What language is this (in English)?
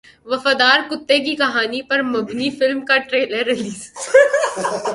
Urdu